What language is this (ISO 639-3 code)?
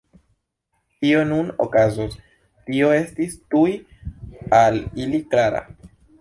epo